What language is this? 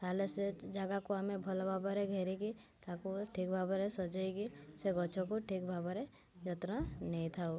Odia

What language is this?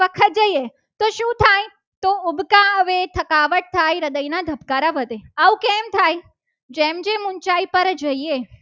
Gujarati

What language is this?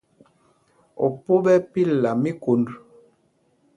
Mpumpong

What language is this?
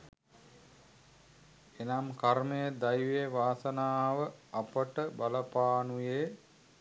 Sinhala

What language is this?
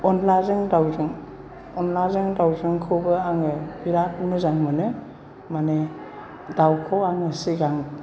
Bodo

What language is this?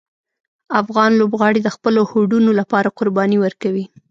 Pashto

